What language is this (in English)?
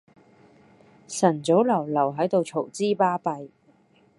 Cantonese